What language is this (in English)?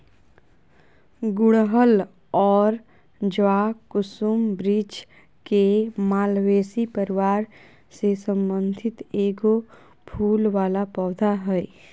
Magahi